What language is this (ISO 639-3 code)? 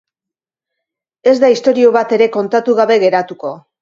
eus